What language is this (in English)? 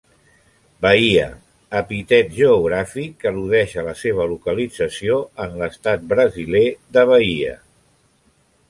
Catalan